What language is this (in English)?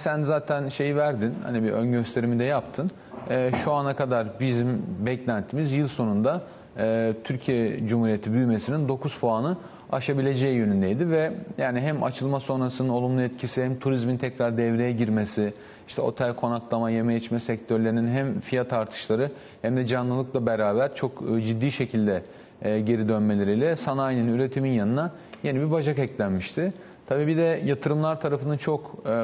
Turkish